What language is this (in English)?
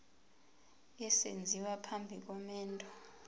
Zulu